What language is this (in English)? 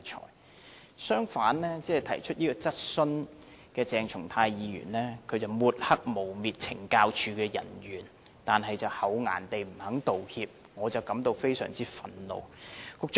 Cantonese